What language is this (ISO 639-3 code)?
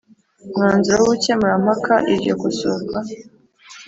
kin